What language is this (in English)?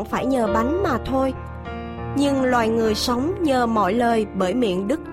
Vietnamese